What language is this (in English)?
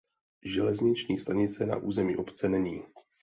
Czech